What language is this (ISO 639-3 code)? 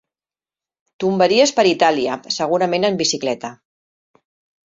cat